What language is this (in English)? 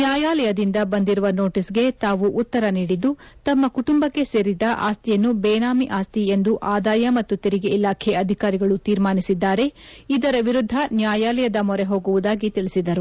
Kannada